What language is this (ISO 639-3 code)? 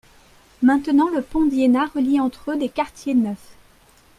fra